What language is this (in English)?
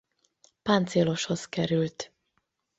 Hungarian